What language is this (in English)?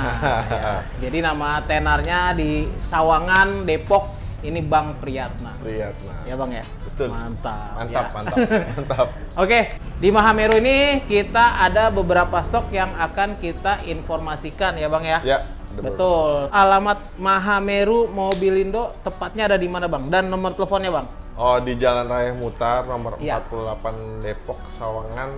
Indonesian